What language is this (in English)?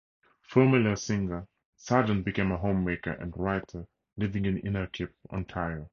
English